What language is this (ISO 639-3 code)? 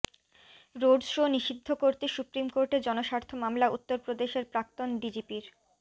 ben